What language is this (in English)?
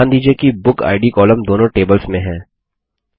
Hindi